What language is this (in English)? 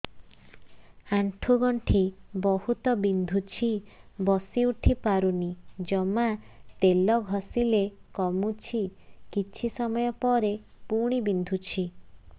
Odia